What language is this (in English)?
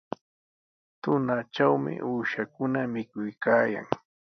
Sihuas Ancash Quechua